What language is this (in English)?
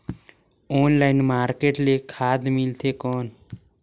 Chhattisgarhi